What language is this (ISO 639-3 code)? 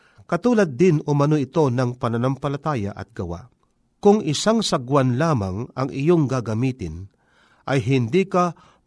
fil